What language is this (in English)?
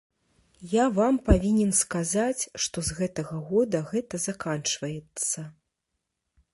Belarusian